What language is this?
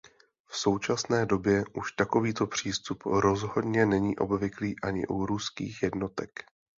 Czech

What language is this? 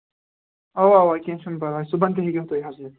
Kashmiri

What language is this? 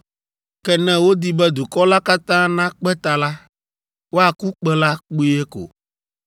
Ewe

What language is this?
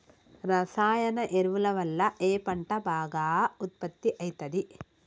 Telugu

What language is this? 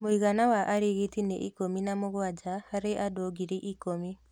Kikuyu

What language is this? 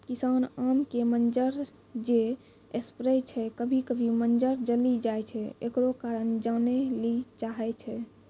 Maithili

